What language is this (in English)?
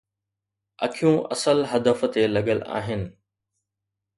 Sindhi